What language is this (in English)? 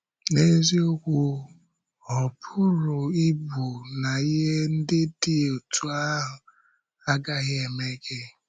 Igbo